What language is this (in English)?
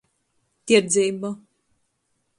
Latgalian